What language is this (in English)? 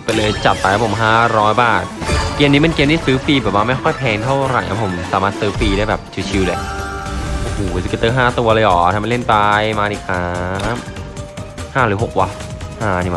Thai